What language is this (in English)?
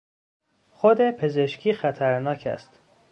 Persian